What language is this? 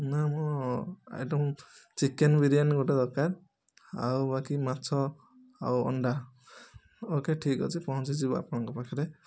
Odia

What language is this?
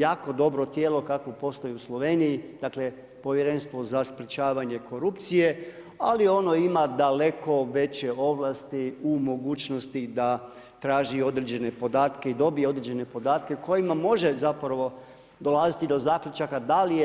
Croatian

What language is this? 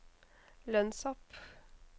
Norwegian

